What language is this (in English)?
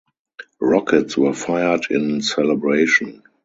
English